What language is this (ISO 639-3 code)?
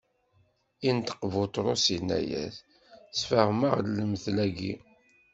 kab